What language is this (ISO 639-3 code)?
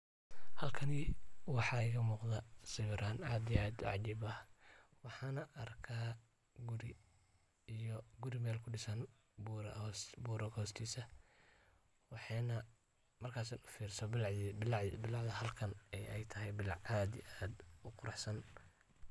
som